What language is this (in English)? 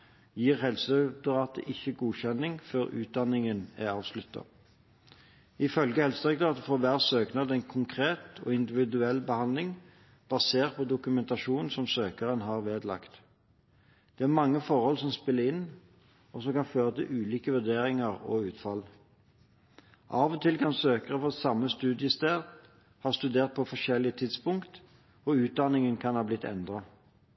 Norwegian Bokmål